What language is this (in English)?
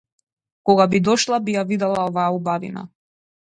Macedonian